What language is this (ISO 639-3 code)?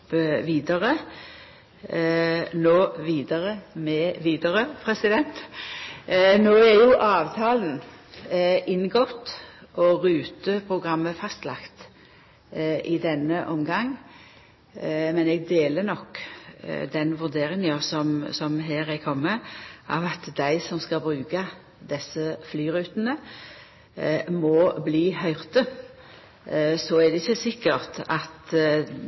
nno